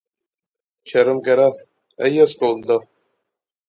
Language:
Pahari-Potwari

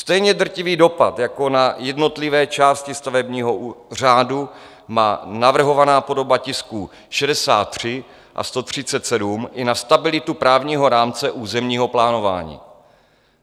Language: Czech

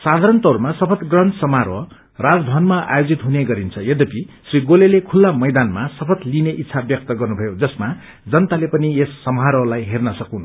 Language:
Nepali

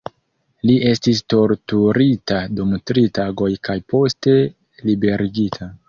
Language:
Esperanto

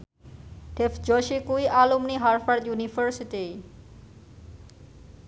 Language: Javanese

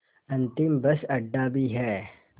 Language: Hindi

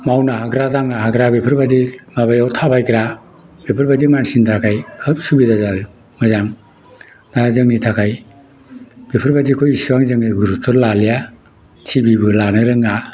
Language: Bodo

